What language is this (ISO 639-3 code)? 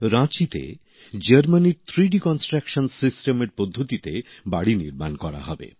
ben